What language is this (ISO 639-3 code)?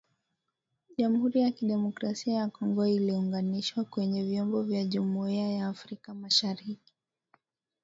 swa